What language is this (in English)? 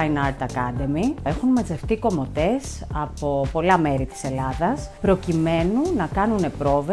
Greek